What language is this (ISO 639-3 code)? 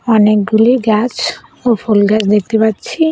ben